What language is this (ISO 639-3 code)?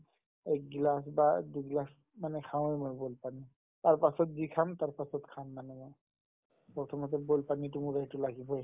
asm